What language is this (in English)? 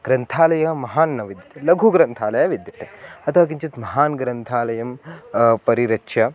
Sanskrit